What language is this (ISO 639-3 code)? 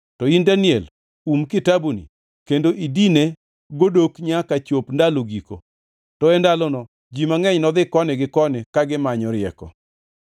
luo